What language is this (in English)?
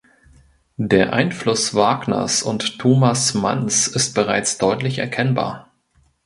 German